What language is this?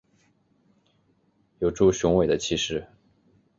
Chinese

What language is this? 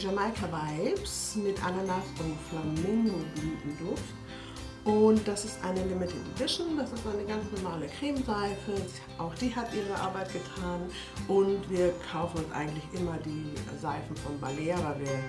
German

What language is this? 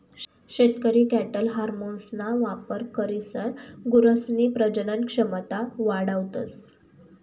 Marathi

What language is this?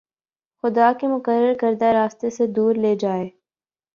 Urdu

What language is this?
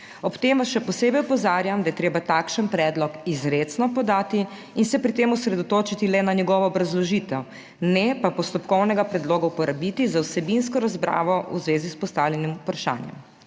Slovenian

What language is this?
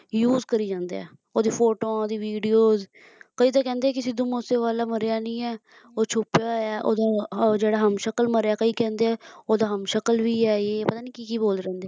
Punjabi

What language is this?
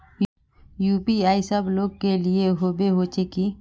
Magahi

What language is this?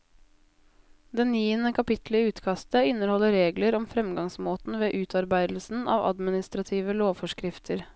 Norwegian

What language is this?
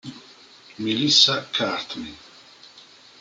Italian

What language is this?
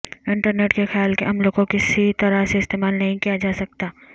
Urdu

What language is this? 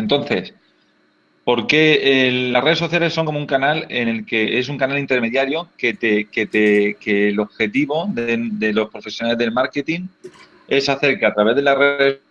Spanish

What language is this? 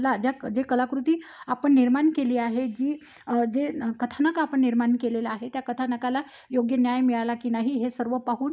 Marathi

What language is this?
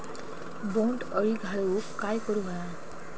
Marathi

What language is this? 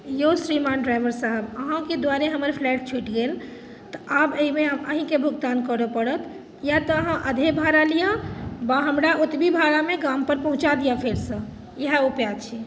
Maithili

